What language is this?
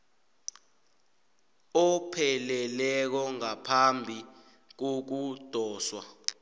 South Ndebele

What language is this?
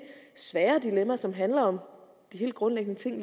Danish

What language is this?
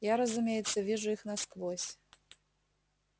Russian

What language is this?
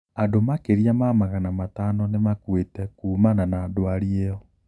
Kikuyu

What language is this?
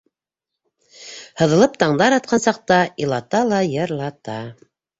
Bashkir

